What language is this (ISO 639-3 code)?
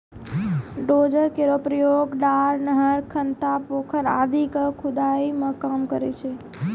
mai